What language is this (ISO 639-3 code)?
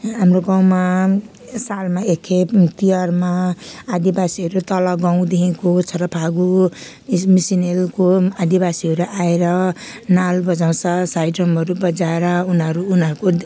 nep